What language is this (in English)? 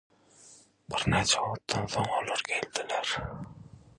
Turkmen